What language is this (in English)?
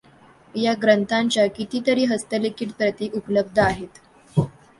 Marathi